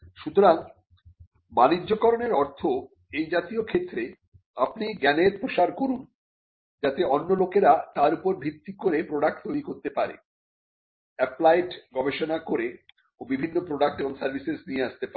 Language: Bangla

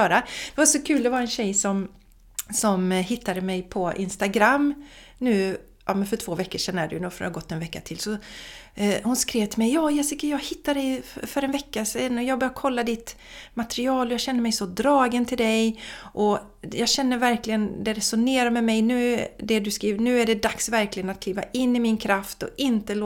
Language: Swedish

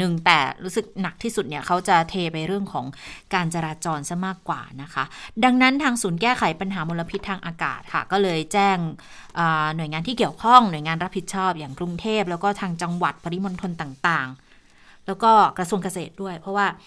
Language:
Thai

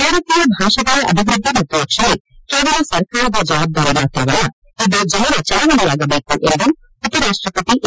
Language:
Kannada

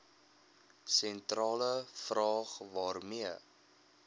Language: Afrikaans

